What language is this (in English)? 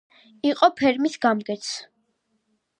Georgian